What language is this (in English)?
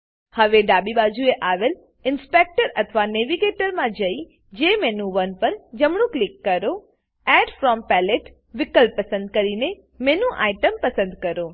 Gujarati